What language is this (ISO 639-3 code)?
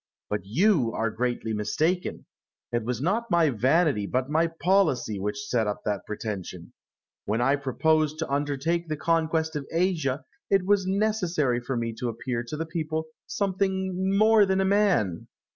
eng